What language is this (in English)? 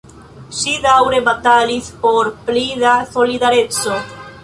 Esperanto